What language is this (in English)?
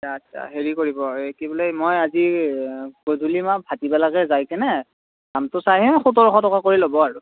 Assamese